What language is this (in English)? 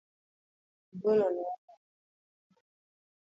Luo (Kenya and Tanzania)